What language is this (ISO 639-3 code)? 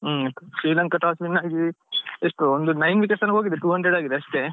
kan